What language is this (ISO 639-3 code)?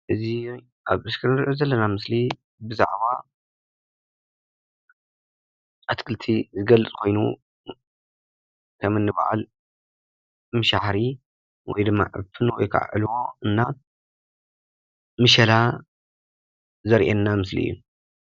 tir